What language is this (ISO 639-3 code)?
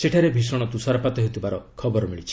ori